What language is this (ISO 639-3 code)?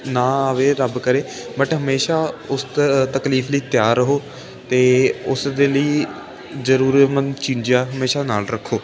pan